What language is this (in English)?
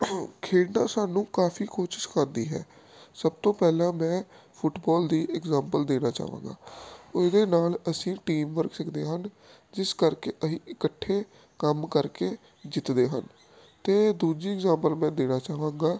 Punjabi